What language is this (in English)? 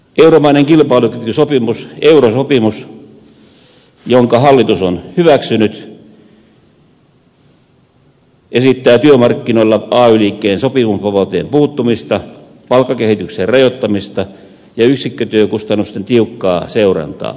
Finnish